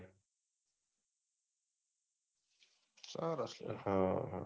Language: Gujarati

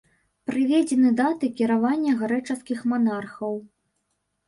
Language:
Belarusian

